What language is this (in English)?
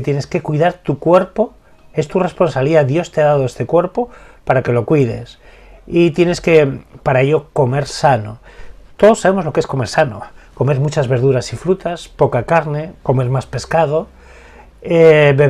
Spanish